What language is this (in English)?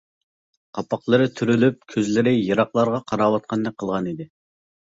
Uyghur